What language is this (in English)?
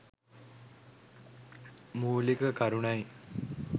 Sinhala